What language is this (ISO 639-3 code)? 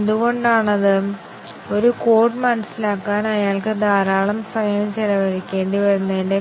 mal